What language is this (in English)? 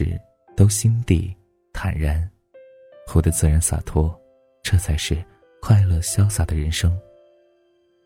Chinese